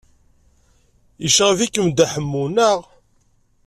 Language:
Kabyle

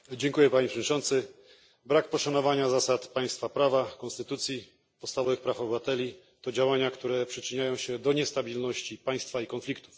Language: Polish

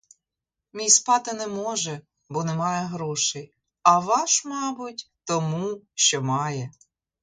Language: Ukrainian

